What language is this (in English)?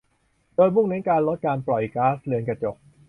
Thai